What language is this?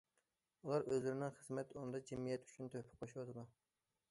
Uyghur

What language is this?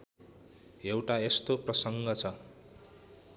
Nepali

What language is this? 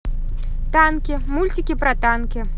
Russian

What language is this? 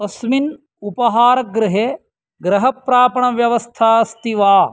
Sanskrit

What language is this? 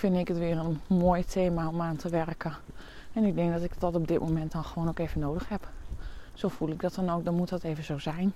Dutch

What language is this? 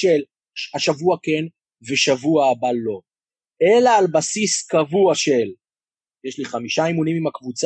Hebrew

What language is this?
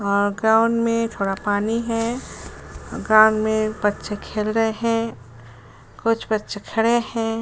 Hindi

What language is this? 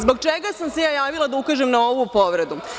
Serbian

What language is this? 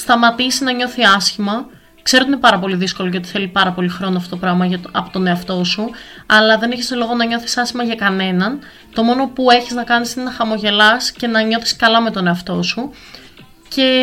Greek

